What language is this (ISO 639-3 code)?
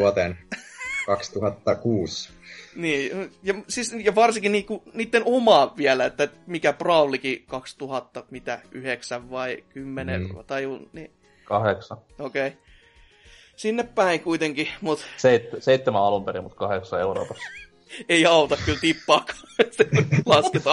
fin